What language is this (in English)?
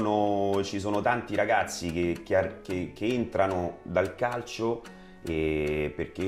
Italian